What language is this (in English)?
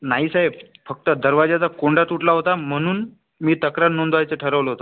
Marathi